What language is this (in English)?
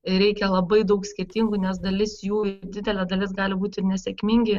Lithuanian